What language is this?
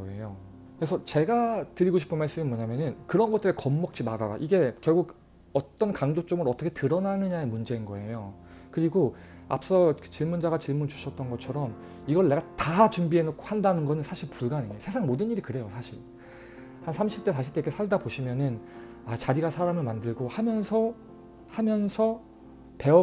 Korean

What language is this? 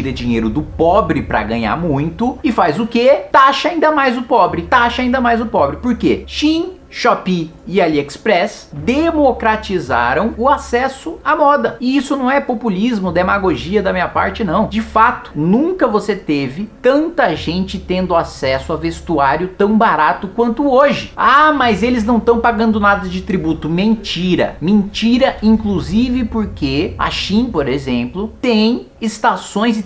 Portuguese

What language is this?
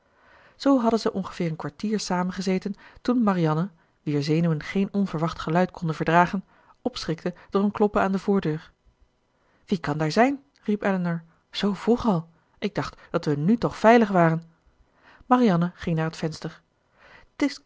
Dutch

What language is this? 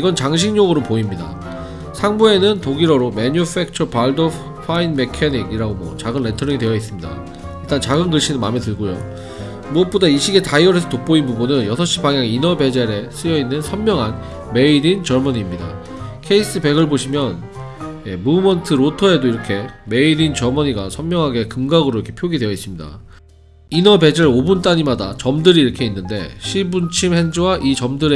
Korean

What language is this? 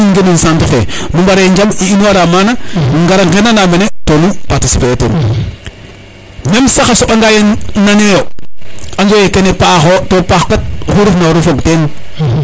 Serer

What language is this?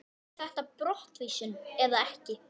Icelandic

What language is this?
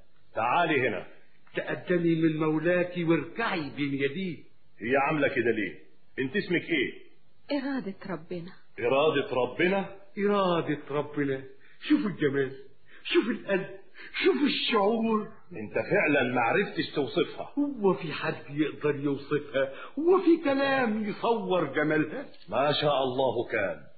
Arabic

